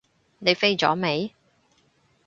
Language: Cantonese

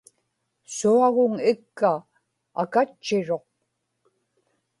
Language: Inupiaq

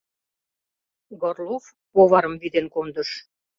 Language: Mari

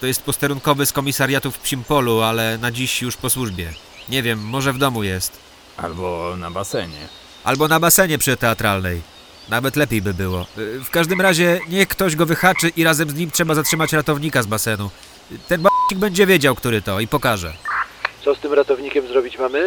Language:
Polish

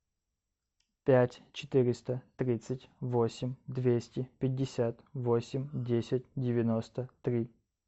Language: Russian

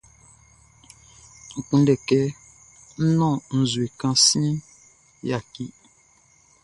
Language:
Baoulé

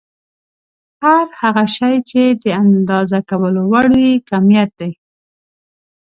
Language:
Pashto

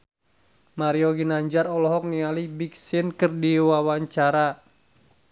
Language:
Sundanese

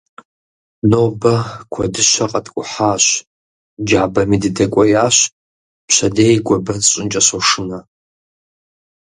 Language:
Kabardian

